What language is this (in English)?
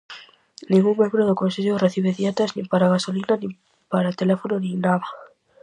Galician